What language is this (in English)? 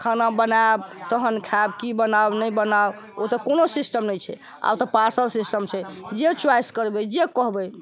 Maithili